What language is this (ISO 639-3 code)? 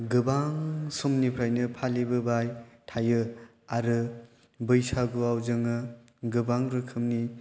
brx